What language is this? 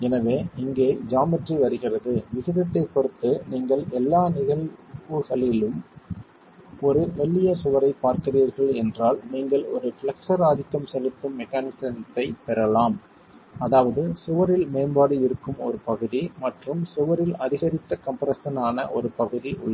Tamil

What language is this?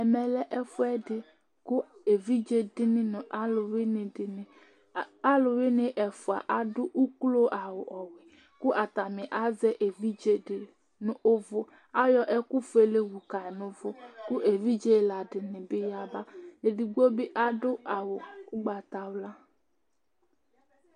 Ikposo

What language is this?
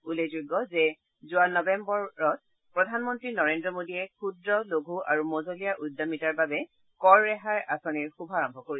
Assamese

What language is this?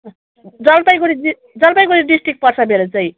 Nepali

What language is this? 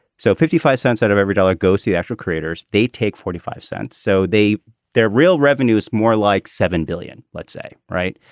English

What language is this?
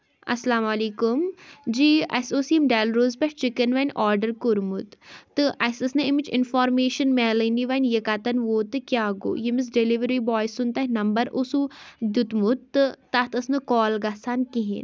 Kashmiri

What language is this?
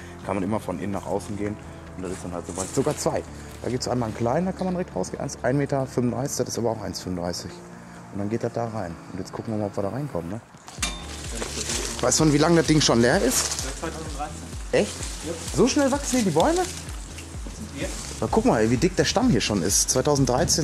German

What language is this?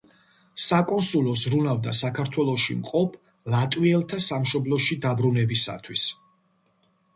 Georgian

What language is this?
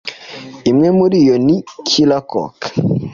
Kinyarwanda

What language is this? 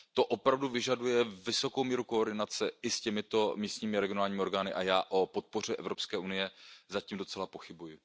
Czech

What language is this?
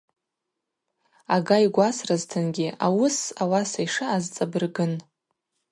Abaza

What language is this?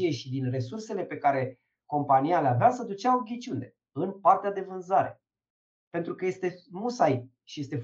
Romanian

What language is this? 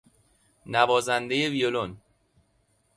Persian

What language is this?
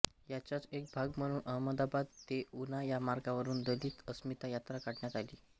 Marathi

